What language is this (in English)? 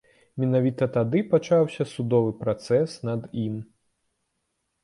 Belarusian